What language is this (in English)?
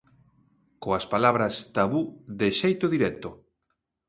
Galician